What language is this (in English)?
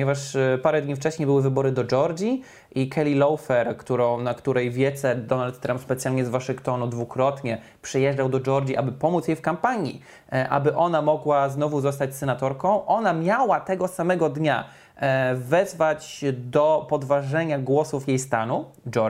Polish